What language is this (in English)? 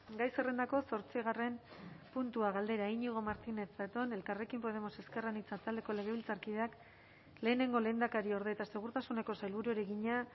Basque